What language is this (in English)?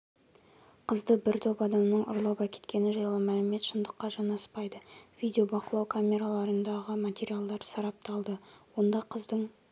Kazakh